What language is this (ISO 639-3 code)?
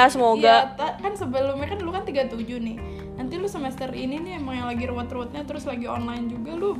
ind